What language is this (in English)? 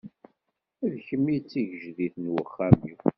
Kabyle